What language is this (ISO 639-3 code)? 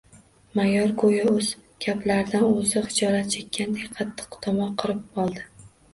uzb